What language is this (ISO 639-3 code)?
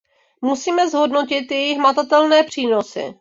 ces